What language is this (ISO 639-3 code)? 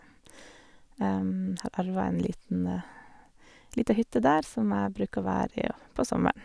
nor